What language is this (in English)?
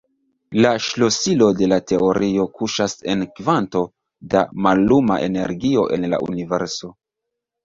Esperanto